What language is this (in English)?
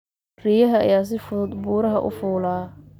Somali